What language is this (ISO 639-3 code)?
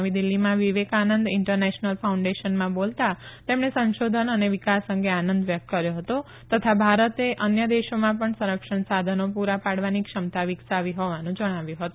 guj